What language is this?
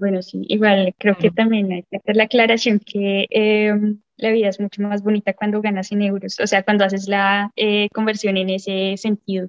Spanish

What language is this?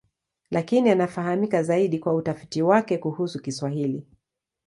Swahili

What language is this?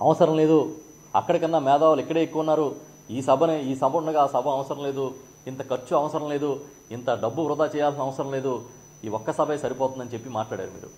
Telugu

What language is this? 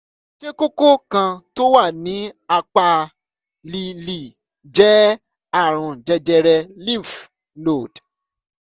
Yoruba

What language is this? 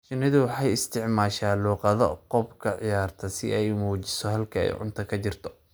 Somali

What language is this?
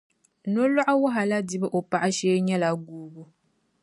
Dagbani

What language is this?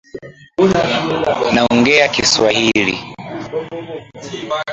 Swahili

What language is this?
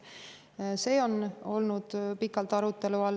Estonian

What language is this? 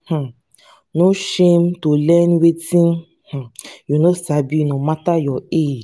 Nigerian Pidgin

